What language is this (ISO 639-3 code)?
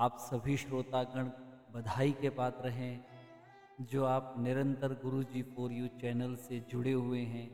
hin